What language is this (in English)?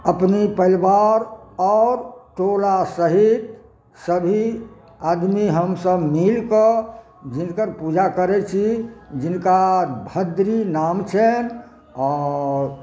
Maithili